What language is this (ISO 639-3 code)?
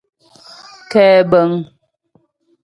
bbj